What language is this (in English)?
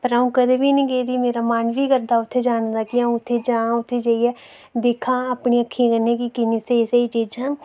Dogri